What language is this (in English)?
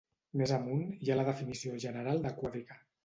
Catalan